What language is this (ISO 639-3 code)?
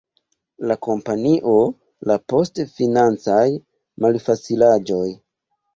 epo